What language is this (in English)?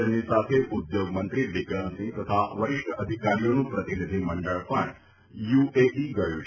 Gujarati